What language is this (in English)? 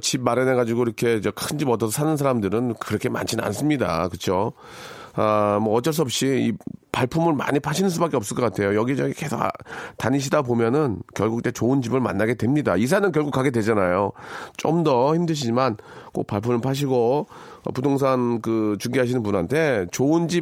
Korean